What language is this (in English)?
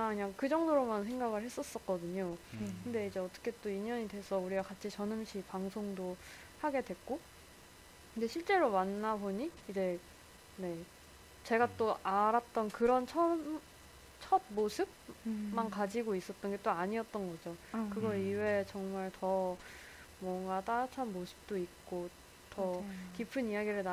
Korean